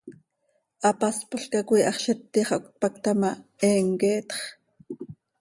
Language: Seri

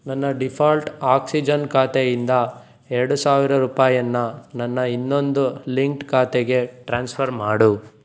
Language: Kannada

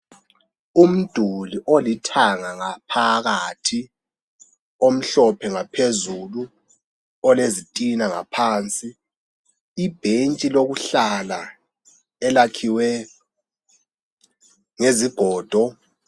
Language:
North Ndebele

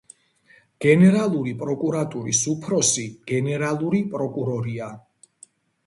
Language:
Georgian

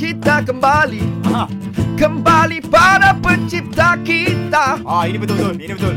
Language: Malay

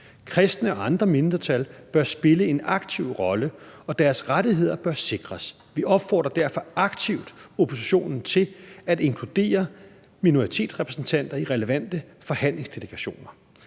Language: Danish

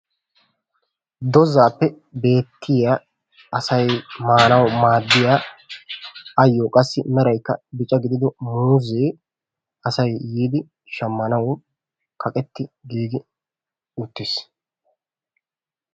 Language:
Wolaytta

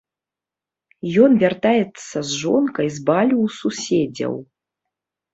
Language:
Belarusian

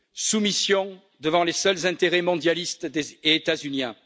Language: French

